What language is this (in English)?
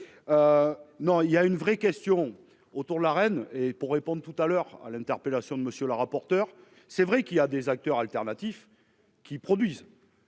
French